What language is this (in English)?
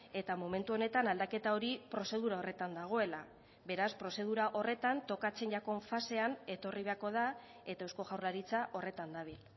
Basque